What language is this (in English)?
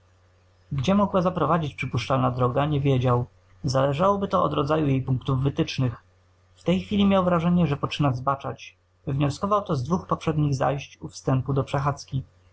Polish